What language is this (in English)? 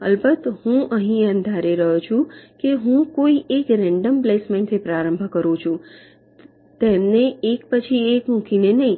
Gujarati